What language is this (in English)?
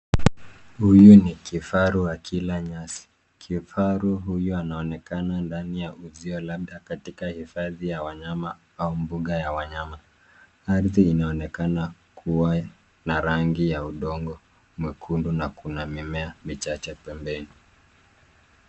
Swahili